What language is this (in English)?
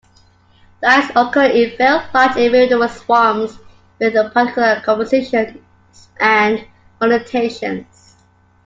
English